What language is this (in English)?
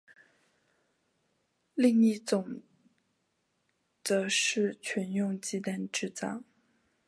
Chinese